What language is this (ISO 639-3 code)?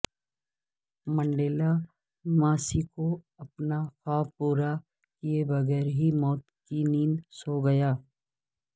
urd